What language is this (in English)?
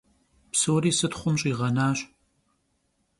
Kabardian